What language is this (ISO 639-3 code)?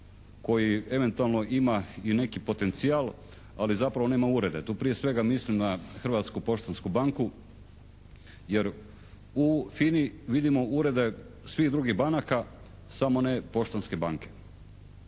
hrv